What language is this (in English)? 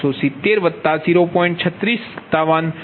Gujarati